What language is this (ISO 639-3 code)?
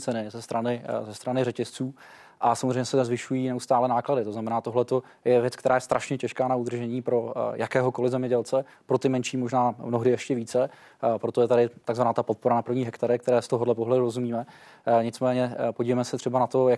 ces